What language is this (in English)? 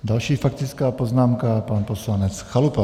Czech